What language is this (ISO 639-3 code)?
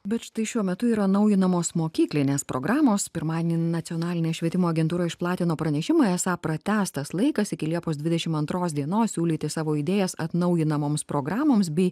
lit